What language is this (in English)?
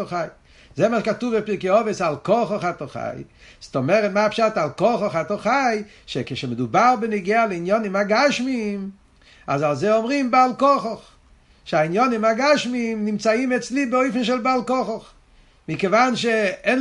Hebrew